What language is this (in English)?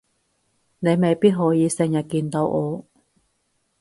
Cantonese